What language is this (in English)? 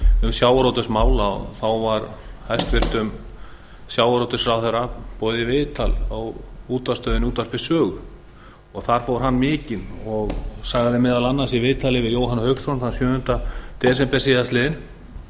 Icelandic